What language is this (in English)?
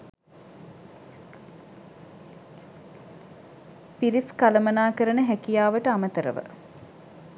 Sinhala